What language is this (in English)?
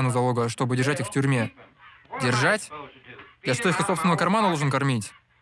Russian